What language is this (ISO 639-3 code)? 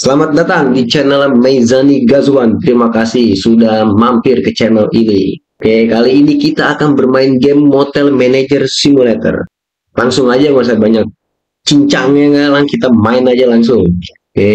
ind